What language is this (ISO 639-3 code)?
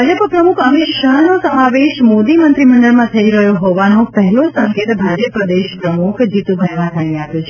guj